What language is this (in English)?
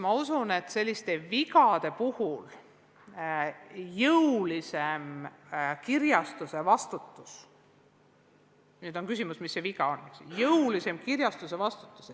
Estonian